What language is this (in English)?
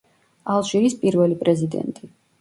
Georgian